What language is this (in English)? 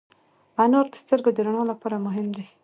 Pashto